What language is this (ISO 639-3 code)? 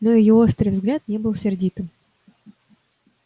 rus